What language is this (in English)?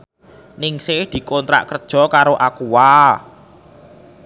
Javanese